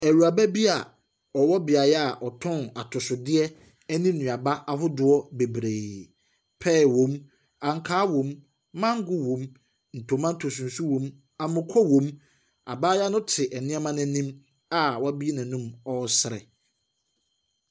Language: Akan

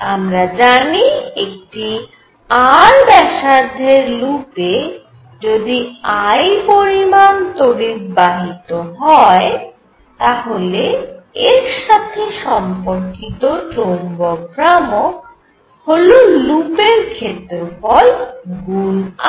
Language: Bangla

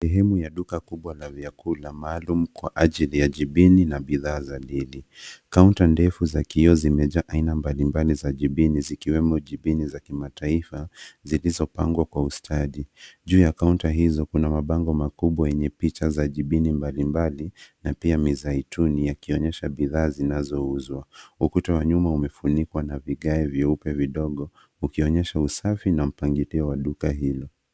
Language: Swahili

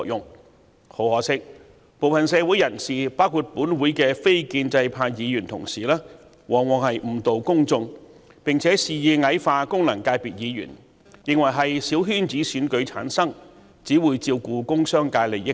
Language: Cantonese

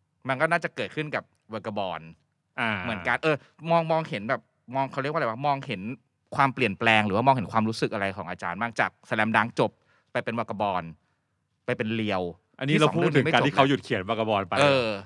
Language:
Thai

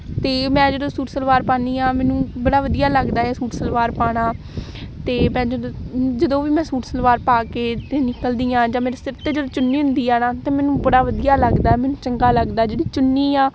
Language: Punjabi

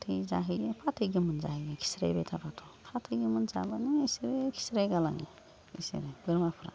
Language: Bodo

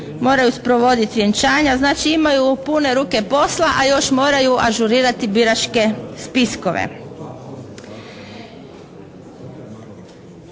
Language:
Croatian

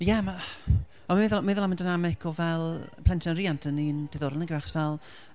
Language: Welsh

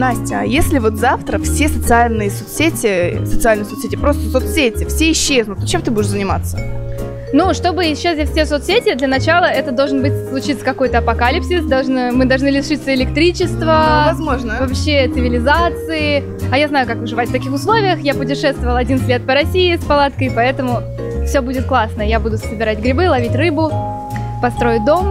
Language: Russian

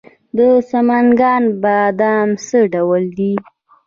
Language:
Pashto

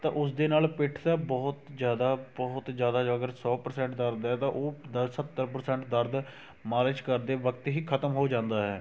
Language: Punjabi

